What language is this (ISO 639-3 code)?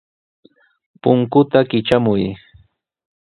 qws